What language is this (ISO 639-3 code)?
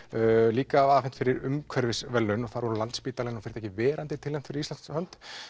isl